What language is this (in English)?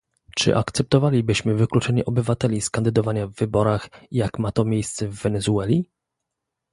Polish